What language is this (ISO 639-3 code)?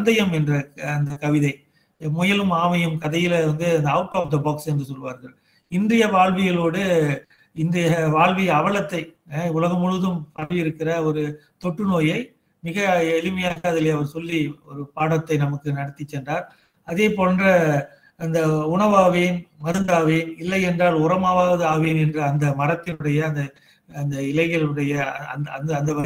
tha